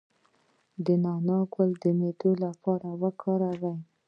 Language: Pashto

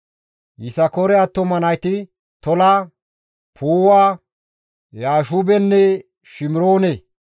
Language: Gamo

